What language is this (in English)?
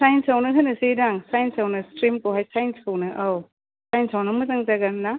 Bodo